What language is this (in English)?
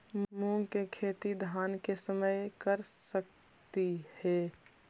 Magahi